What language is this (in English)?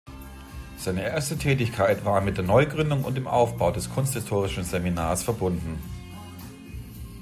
German